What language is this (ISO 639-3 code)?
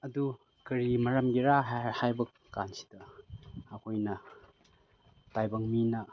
mni